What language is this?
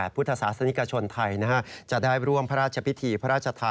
Thai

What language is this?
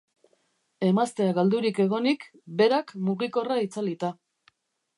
Basque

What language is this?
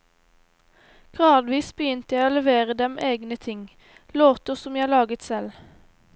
Norwegian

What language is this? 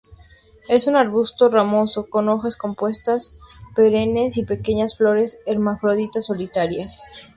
Spanish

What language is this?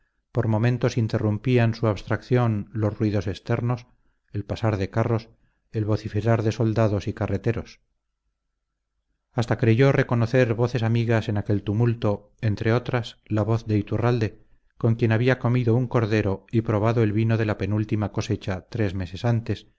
Spanish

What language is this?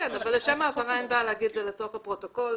Hebrew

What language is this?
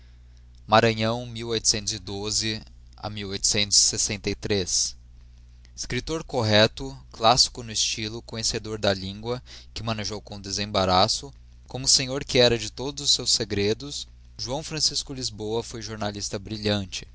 Portuguese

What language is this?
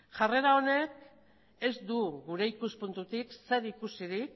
Basque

